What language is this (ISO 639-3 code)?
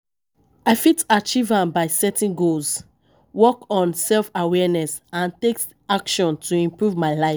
pcm